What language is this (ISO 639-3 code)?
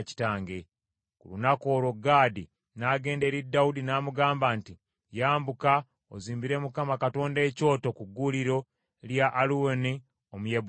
lug